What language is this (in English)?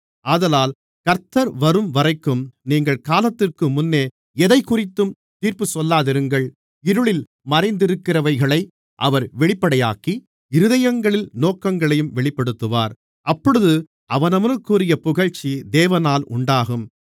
Tamil